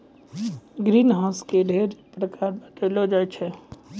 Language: Maithili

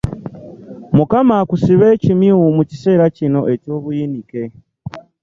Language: Ganda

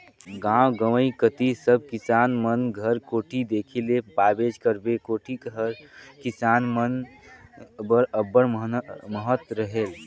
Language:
Chhattisgarhi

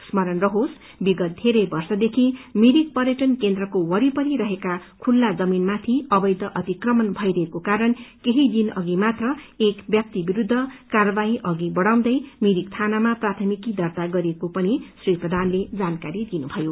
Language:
Nepali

